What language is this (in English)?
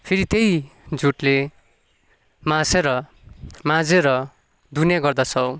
Nepali